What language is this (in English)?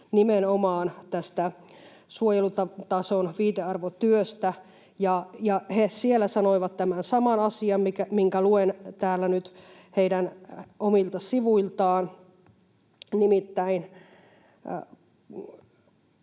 Finnish